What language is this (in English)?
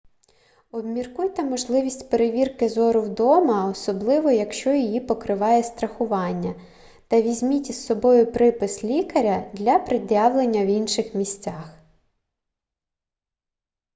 Ukrainian